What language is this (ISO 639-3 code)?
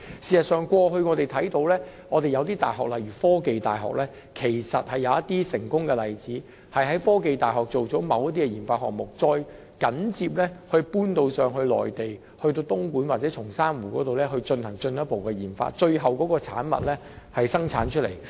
yue